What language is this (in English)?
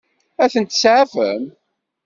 Kabyle